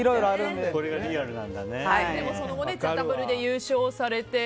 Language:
Japanese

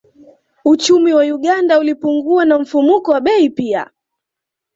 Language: Swahili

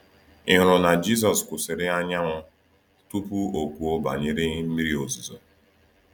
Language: Igbo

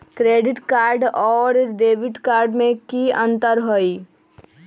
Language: Magahi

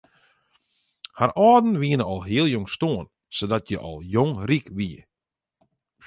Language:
Western Frisian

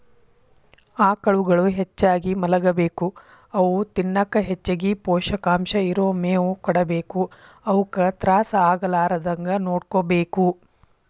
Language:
Kannada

